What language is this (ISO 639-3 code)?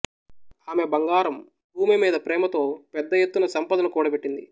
tel